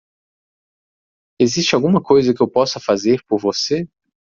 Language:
Portuguese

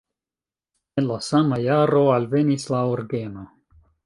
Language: Esperanto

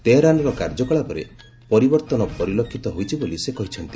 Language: Odia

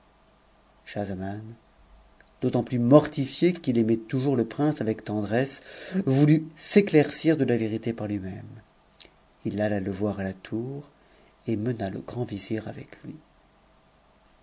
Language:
French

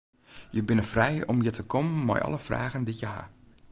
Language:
Western Frisian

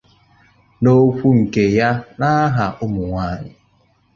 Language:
Igbo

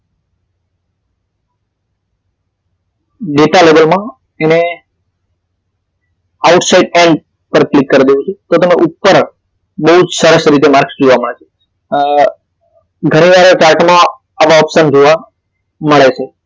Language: Gujarati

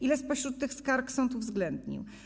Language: Polish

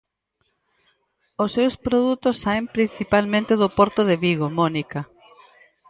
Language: Galician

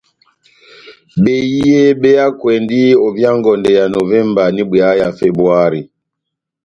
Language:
Batanga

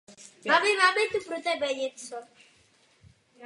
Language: Czech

